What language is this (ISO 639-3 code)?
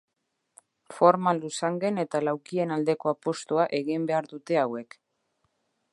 eus